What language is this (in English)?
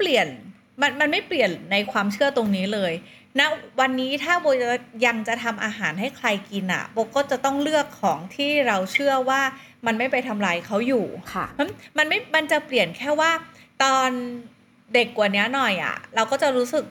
Thai